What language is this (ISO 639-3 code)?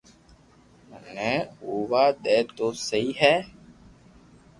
lrk